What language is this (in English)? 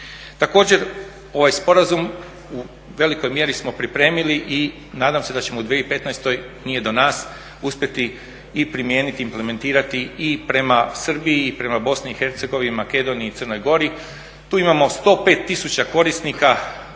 Croatian